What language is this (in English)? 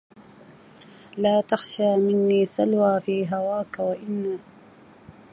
Arabic